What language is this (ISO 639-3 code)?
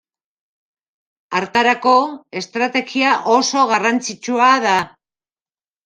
eus